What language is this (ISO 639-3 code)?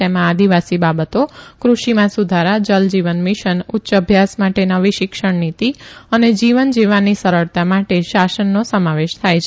guj